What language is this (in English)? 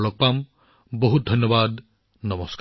Assamese